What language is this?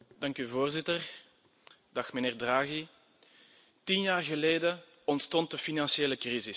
Dutch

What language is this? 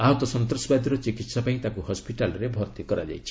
Odia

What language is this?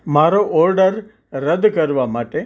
Gujarati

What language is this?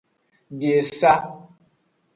Aja (Benin)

